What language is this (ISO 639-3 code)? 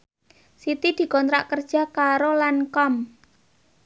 jav